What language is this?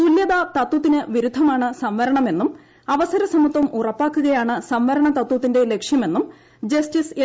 Malayalam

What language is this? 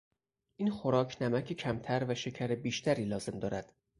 Persian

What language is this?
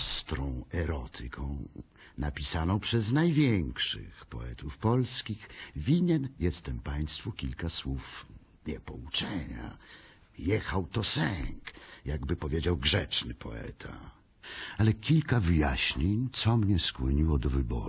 Polish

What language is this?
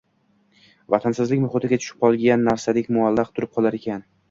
Uzbek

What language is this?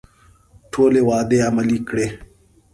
Pashto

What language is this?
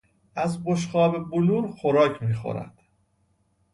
Persian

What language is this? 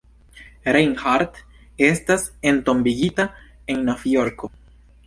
Esperanto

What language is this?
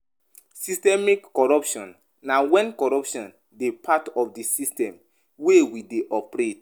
Nigerian Pidgin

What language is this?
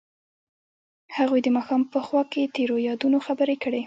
Pashto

